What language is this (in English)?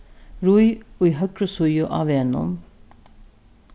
Faroese